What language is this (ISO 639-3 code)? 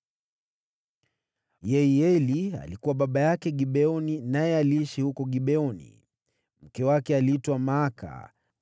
swa